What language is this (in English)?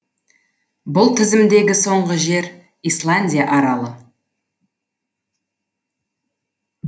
Kazakh